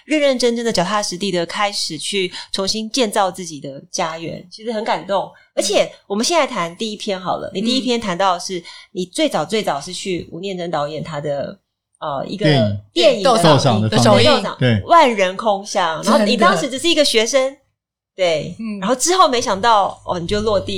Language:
Chinese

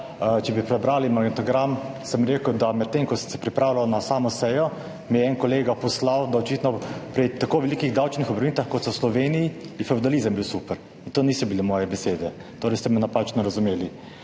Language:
Slovenian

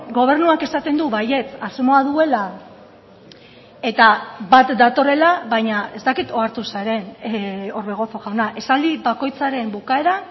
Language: Basque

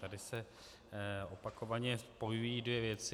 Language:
Czech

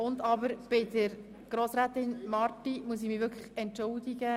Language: Swiss German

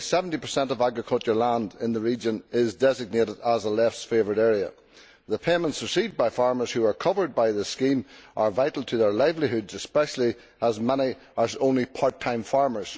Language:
English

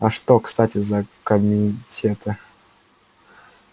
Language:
Russian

